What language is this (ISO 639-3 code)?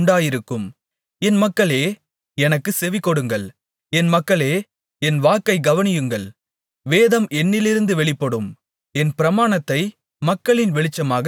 tam